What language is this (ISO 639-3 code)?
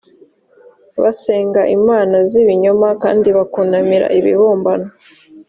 kin